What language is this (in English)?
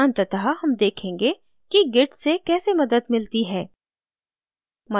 Hindi